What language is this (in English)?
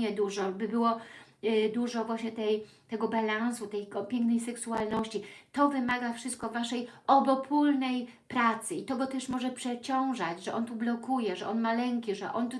Polish